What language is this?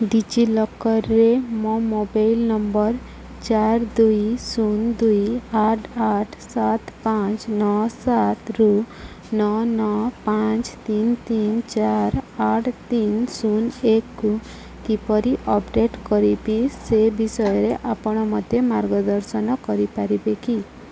Odia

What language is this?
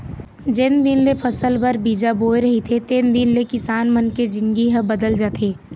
Chhattisgarhi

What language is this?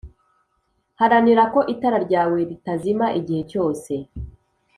Kinyarwanda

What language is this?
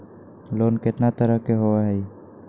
Magahi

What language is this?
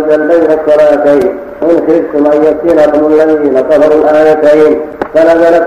Arabic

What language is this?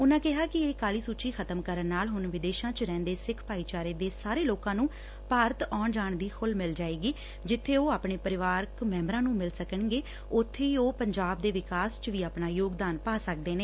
Punjabi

